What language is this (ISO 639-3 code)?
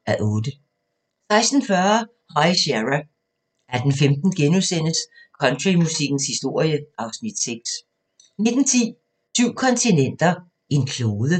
dan